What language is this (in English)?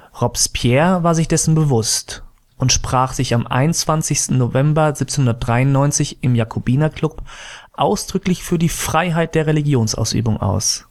German